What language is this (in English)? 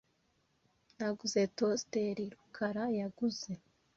Kinyarwanda